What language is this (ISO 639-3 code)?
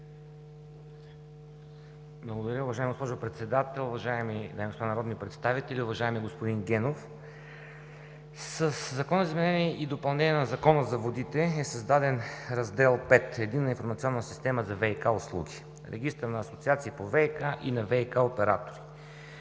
bul